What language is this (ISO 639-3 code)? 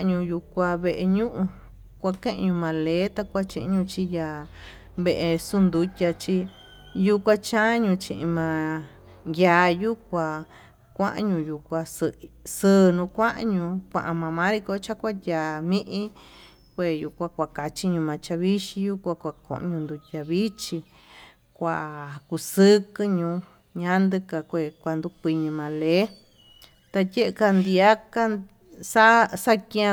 mtu